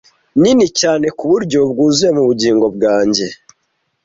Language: Kinyarwanda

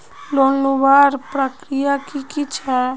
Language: Magahi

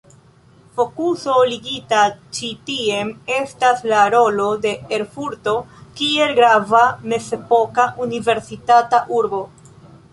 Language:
Esperanto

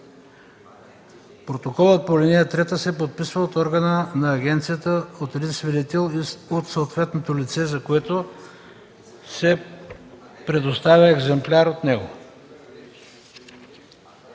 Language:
Bulgarian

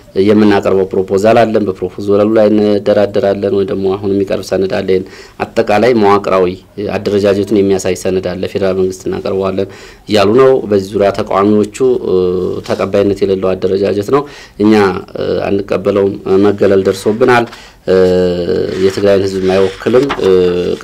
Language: Arabic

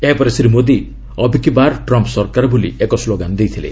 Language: Odia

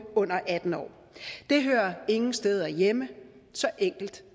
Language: Danish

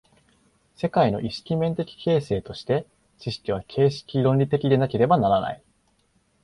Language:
Japanese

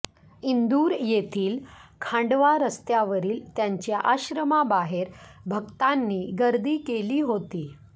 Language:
Marathi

